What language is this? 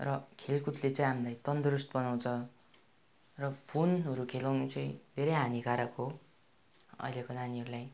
Nepali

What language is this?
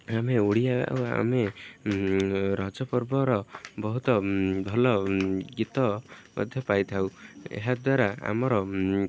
Odia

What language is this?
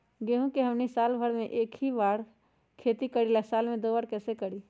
Magahi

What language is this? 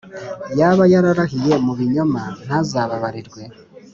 Kinyarwanda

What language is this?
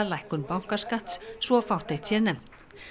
Icelandic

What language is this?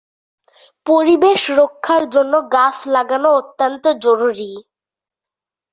Bangla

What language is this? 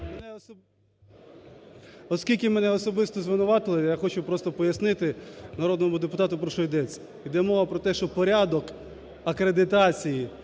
Ukrainian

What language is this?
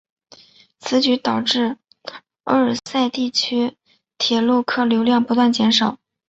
Chinese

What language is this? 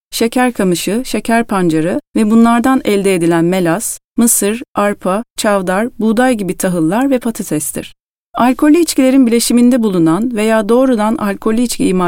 Turkish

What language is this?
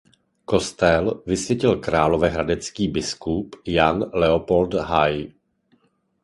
Czech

